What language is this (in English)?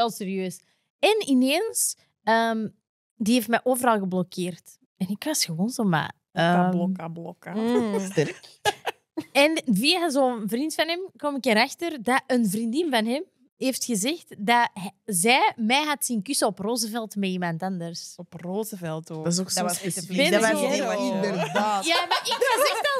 Dutch